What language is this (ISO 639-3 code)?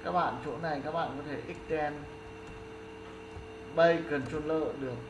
vie